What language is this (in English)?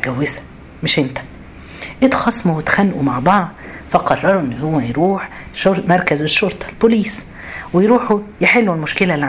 Arabic